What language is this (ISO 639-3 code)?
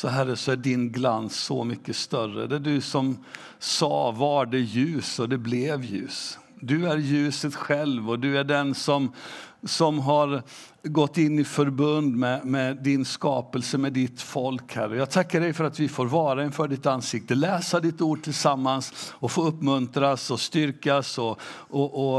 swe